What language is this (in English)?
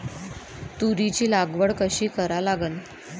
Marathi